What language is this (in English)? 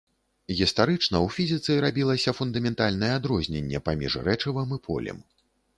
Belarusian